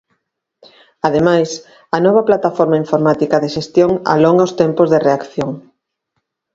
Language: Galician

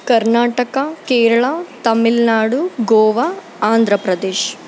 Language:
Kannada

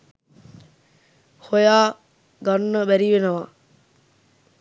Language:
Sinhala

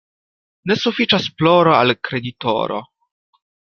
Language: Esperanto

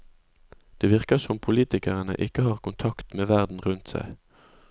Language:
Norwegian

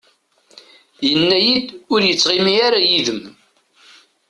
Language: Kabyle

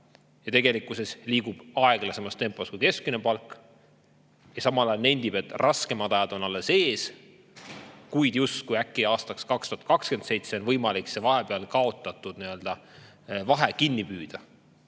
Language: Estonian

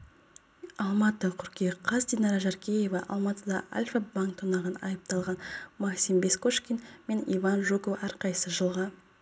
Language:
Kazakh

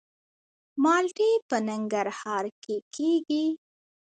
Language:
Pashto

